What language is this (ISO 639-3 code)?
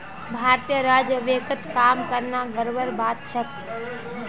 mag